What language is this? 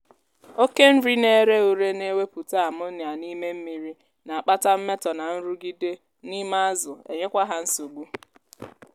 Igbo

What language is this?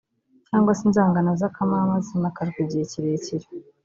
Kinyarwanda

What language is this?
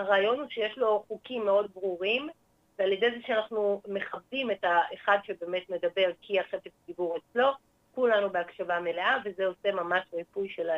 Hebrew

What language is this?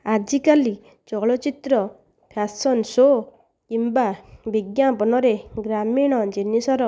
Odia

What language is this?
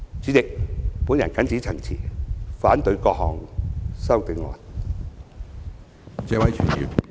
Cantonese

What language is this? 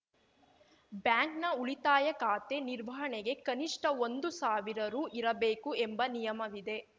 Kannada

